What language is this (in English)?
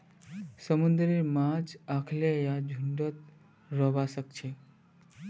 Magahi